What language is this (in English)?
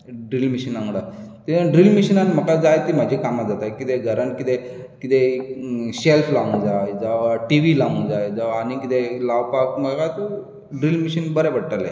Konkani